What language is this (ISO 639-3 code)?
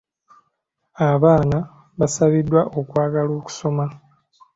lug